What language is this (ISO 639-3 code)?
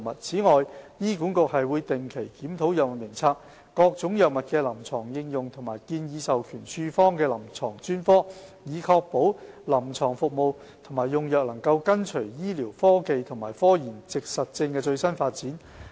yue